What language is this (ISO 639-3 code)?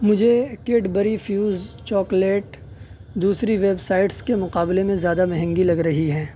urd